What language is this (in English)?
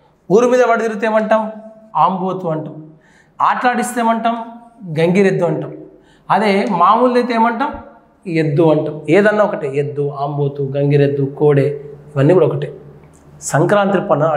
Telugu